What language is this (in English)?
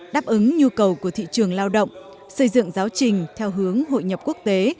Vietnamese